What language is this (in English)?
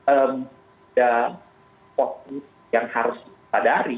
Indonesian